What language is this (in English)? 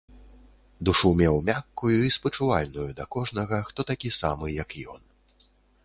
Belarusian